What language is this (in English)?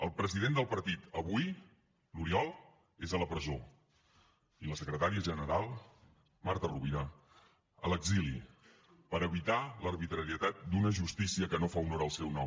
Catalan